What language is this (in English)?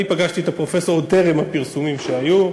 Hebrew